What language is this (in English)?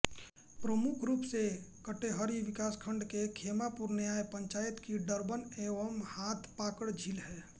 Hindi